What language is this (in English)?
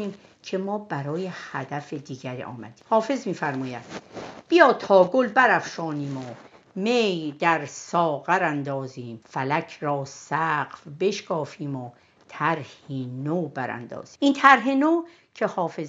Persian